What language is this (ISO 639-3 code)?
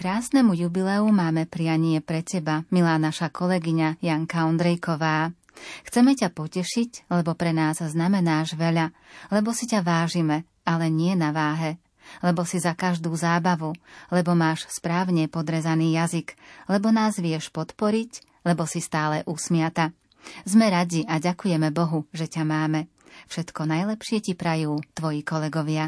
slk